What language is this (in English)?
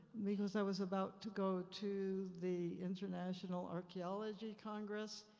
English